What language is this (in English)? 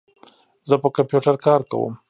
Pashto